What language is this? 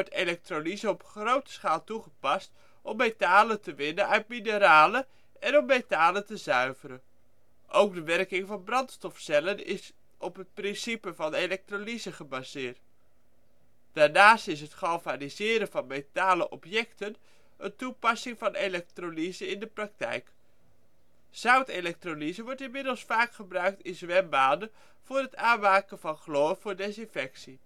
Dutch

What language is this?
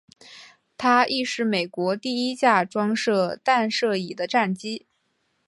Chinese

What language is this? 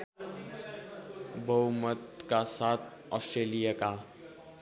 Nepali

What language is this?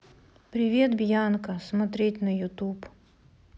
Russian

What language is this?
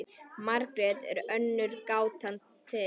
Icelandic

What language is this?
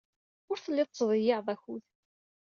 Kabyle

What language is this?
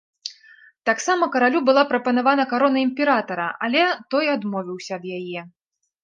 Belarusian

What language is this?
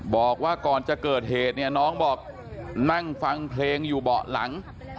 Thai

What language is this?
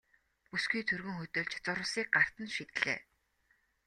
Mongolian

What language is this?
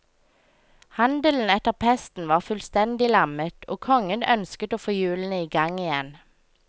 Norwegian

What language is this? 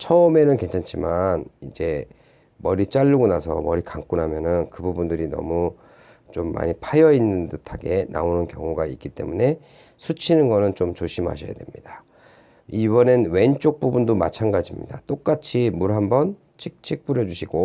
Korean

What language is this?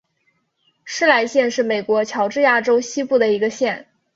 Chinese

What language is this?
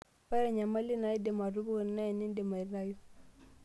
Masai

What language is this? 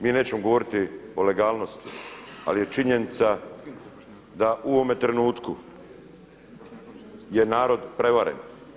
Croatian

